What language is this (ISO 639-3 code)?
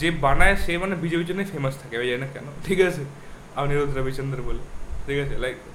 ben